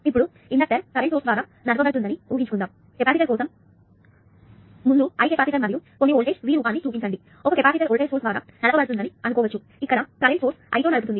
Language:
Telugu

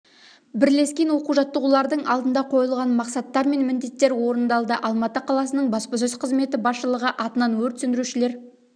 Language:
Kazakh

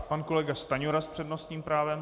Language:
Czech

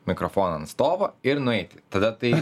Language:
Lithuanian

